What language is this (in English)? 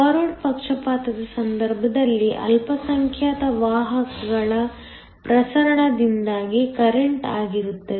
Kannada